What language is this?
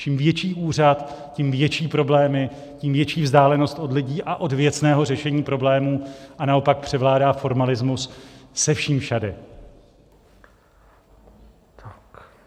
Czech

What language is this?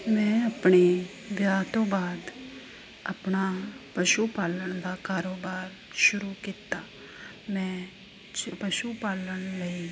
Punjabi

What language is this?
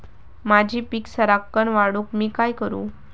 Marathi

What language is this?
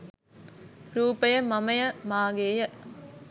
Sinhala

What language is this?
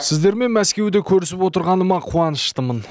Kazakh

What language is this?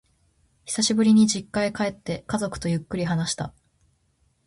Japanese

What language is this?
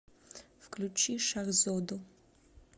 Russian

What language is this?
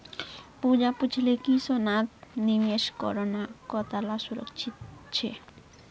Magahi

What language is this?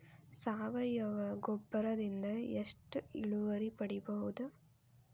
Kannada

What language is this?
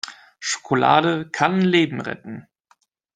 German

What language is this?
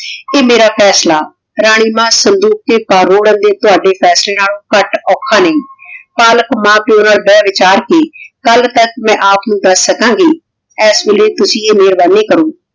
Punjabi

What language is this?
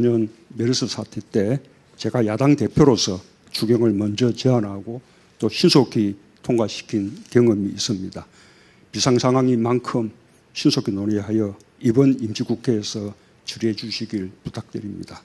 Korean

